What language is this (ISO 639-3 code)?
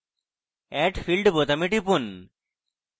ben